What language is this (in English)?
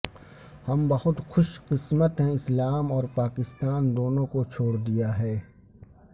Urdu